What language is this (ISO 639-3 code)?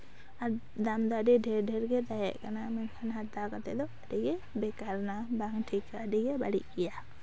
sat